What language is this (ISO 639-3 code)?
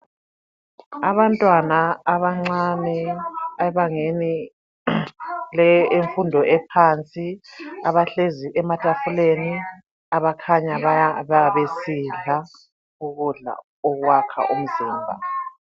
nde